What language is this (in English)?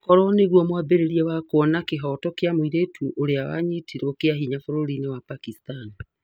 Kikuyu